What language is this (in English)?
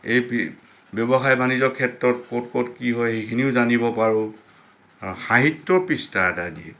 Assamese